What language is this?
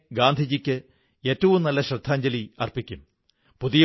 Malayalam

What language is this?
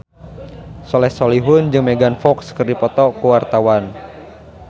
Sundanese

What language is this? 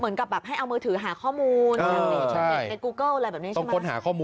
Thai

